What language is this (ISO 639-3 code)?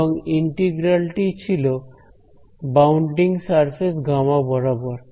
ben